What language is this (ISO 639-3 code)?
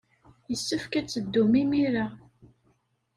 kab